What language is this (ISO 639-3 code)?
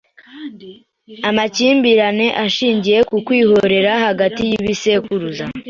kin